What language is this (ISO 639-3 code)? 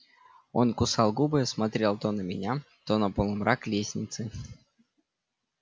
rus